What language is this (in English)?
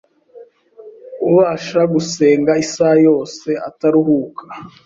Kinyarwanda